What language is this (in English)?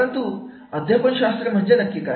Marathi